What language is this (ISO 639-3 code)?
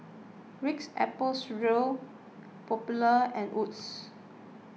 eng